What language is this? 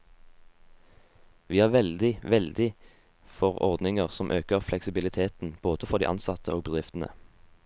Norwegian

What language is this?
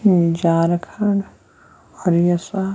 Kashmiri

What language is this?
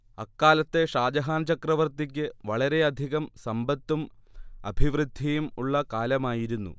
Malayalam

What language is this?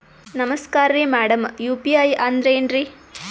Kannada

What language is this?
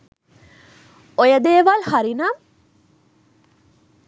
Sinhala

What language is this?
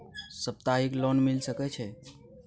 Maithili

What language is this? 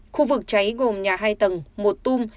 Vietnamese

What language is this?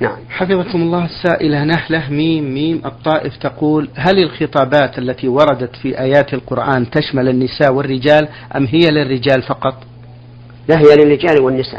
Arabic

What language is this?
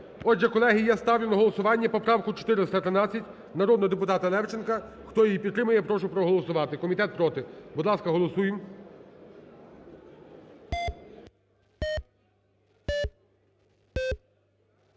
Ukrainian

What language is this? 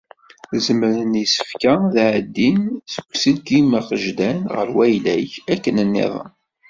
Kabyle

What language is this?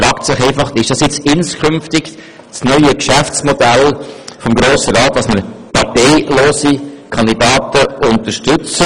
Swiss German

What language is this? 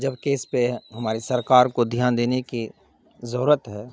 Urdu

